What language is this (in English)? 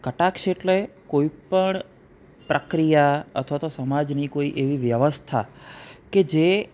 Gujarati